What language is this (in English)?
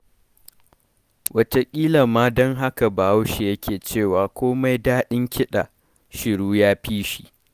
Hausa